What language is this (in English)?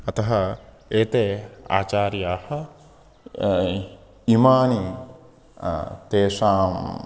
Sanskrit